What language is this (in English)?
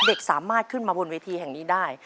Thai